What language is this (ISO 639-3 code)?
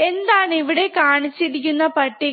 mal